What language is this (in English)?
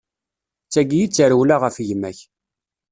Kabyle